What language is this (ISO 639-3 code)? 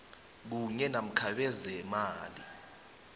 nbl